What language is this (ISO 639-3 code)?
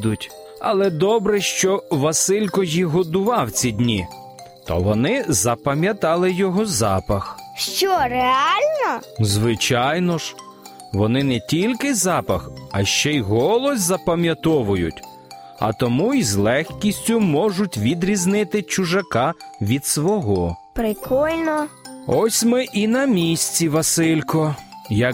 ukr